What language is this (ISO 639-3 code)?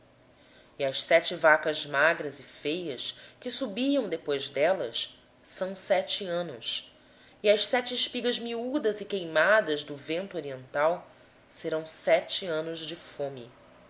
por